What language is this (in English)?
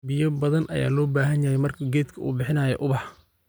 Somali